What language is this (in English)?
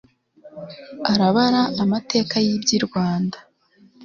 Kinyarwanda